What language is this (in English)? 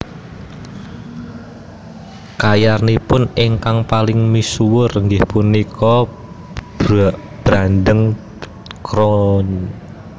Javanese